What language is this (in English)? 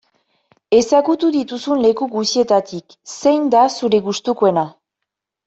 Basque